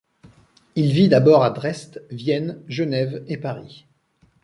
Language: French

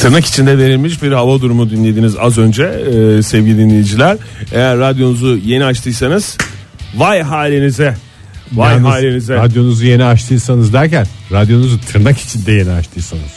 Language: Turkish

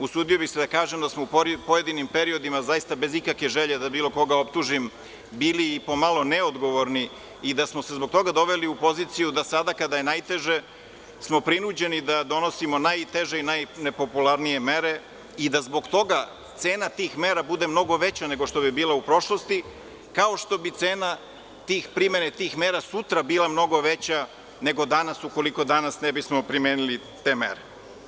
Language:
Serbian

